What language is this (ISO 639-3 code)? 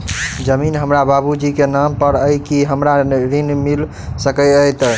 mai